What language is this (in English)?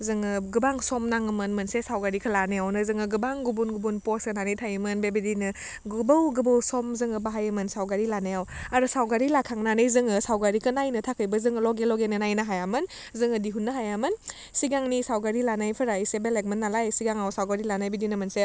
Bodo